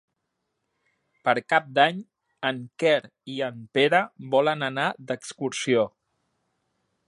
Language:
Catalan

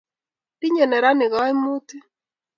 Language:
Kalenjin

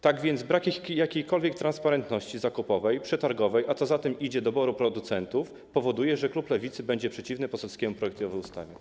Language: Polish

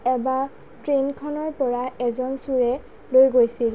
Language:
Assamese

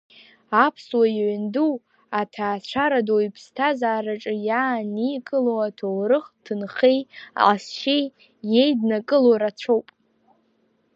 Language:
Abkhazian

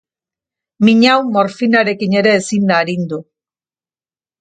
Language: Basque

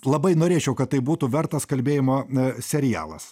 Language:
Lithuanian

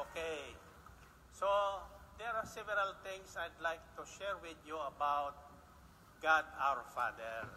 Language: Filipino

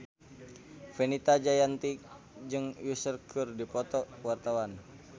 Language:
Sundanese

